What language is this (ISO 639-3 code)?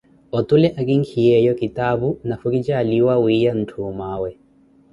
eko